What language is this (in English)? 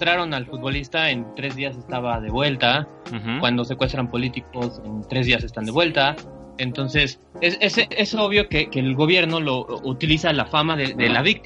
Spanish